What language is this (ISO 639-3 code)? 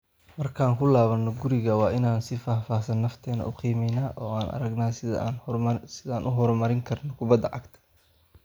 som